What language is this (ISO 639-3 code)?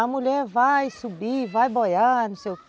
por